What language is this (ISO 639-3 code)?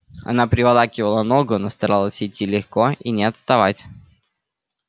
rus